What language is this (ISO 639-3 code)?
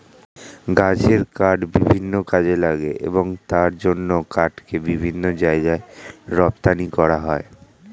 ben